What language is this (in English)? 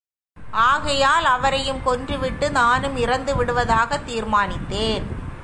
Tamil